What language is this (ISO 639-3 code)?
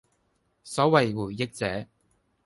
yue